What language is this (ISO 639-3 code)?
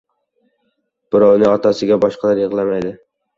uzb